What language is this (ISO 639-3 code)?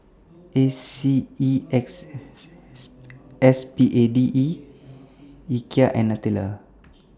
eng